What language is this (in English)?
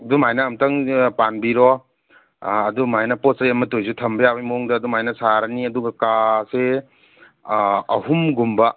Manipuri